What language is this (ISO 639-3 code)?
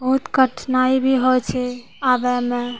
mai